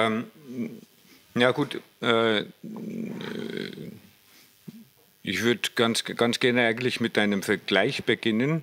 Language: German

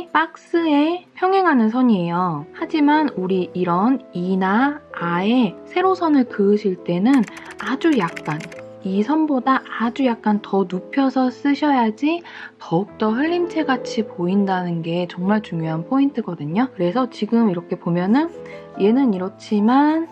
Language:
Korean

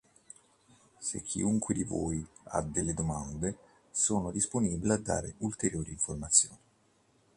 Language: Italian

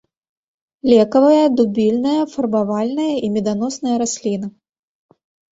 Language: Belarusian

